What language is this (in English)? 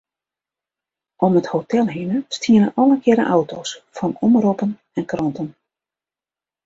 Western Frisian